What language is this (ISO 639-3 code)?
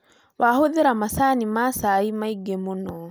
kik